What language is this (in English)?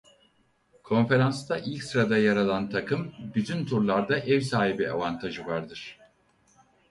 Turkish